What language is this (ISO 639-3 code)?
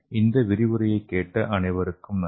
tam